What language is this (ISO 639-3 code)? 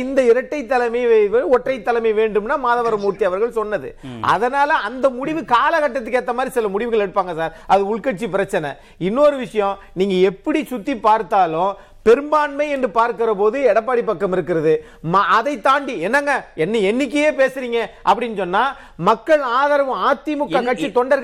tam